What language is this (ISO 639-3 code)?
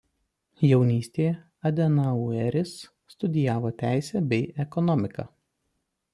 lit